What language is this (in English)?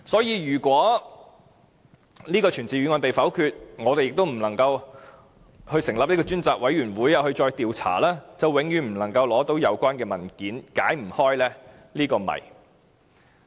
Cantonese